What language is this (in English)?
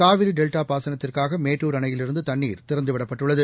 Tamil